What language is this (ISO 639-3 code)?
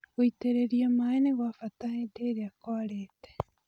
kik